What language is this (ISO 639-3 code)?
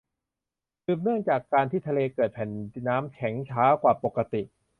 tha